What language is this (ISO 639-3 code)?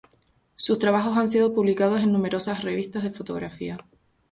spa